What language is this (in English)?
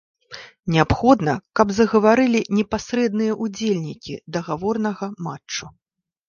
Belarusian